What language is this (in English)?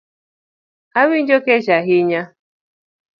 Luo (Kenya and Tanzania)